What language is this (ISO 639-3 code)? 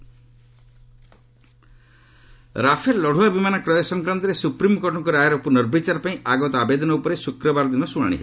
ori